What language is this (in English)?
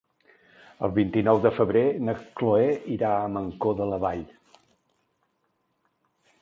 Catalan